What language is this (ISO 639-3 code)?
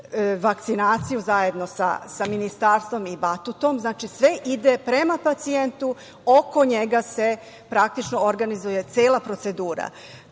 srp